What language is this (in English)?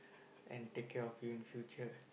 English